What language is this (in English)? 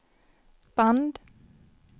Swedish